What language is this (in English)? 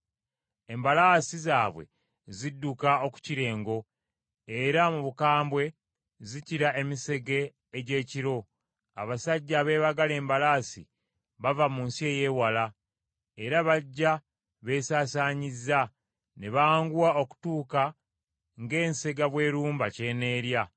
Ganda